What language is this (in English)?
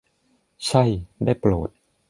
Thai